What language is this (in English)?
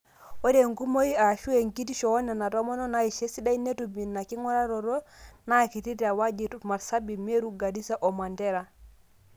Masai